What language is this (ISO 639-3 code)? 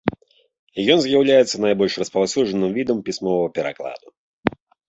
bel